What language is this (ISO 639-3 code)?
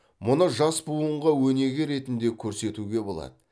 kaz